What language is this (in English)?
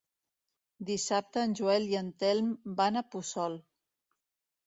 Catalan